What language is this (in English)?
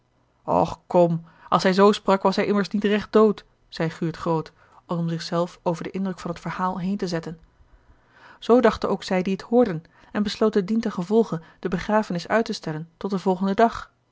Dutch